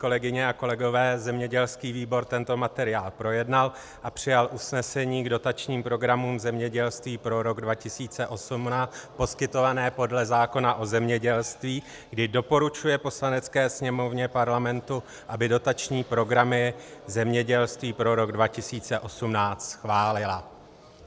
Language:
Czech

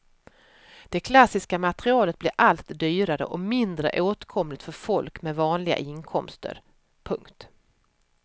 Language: Swedish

